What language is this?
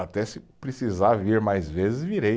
Portuguese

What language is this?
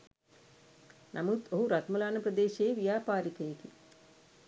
Sinhala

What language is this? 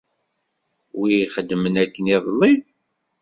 Kabyle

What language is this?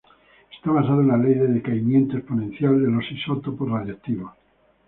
Spanish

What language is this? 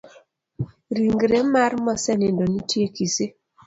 Luo (Kenya and Tanzania)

